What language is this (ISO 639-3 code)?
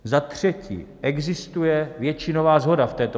ces